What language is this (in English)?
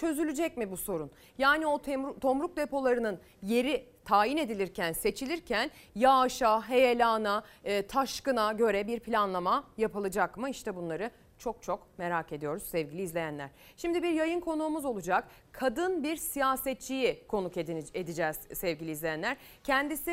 Turkish